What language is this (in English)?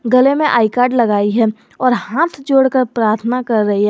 Hindi